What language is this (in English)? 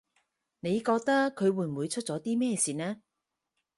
Cantonese